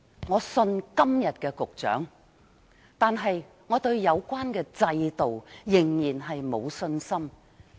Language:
Cantonese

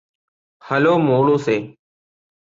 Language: Malayalam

